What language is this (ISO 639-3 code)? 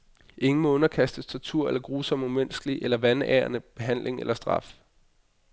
dan